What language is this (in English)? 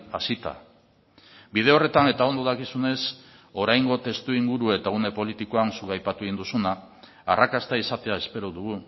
Basque